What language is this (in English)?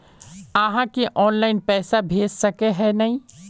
Magahi